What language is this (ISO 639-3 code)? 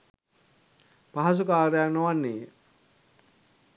sin